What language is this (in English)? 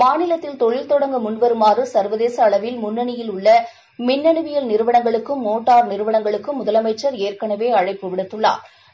Tamil